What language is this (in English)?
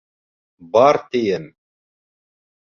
Bashkir